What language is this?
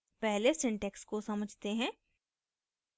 Hindi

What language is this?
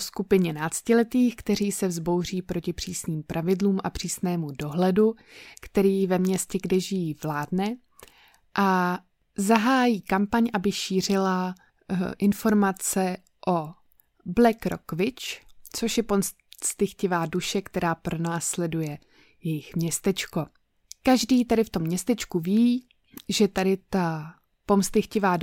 Czech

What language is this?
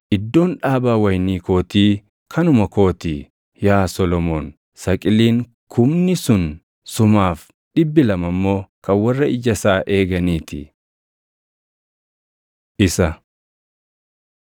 Oromo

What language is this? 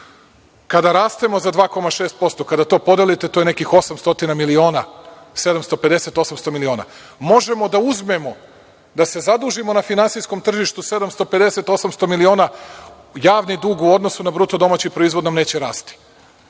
Serbian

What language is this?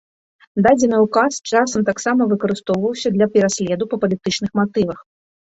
Belarusian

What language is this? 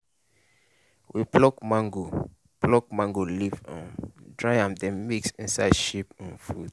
Nigerian Pidgin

